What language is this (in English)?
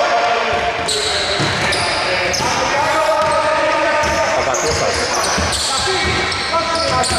Greek